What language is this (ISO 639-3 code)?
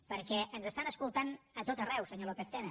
cat